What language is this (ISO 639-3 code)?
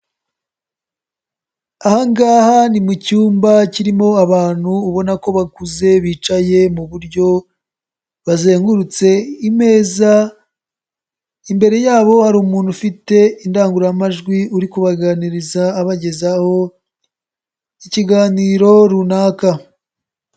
kin